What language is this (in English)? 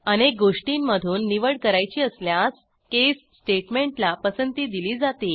Marathi